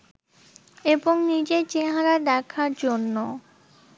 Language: Bangla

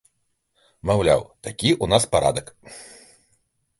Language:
Belarusian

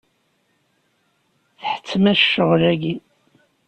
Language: Kabyle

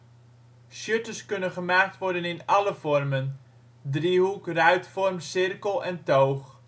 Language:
Dutch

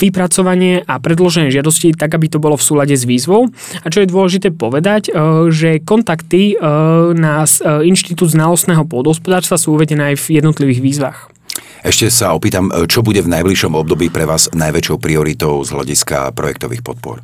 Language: Slovak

